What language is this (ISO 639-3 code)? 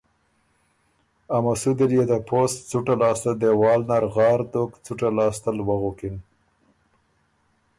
oru